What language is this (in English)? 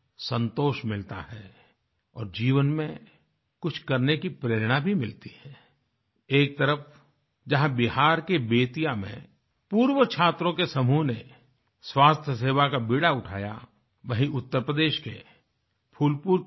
Hindi